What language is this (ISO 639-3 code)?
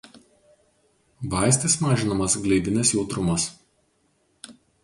lit